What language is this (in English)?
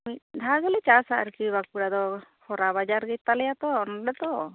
Santali